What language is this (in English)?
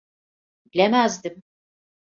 Turkish